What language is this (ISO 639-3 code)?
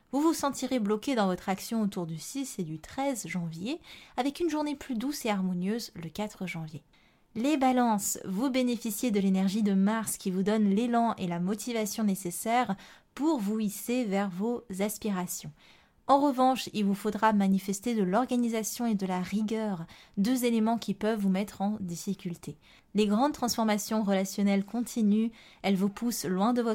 fra